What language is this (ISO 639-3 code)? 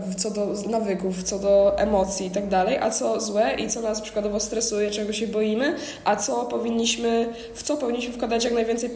pol